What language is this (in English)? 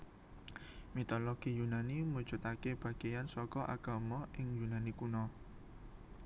Javanese